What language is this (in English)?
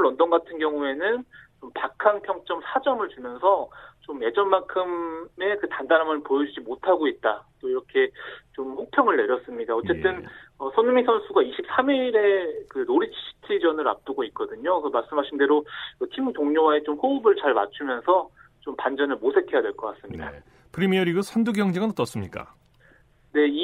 Korean